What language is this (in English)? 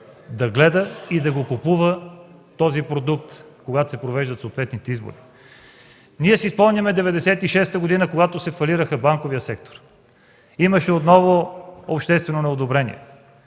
Bulgarian